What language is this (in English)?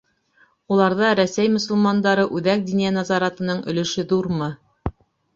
Bashkir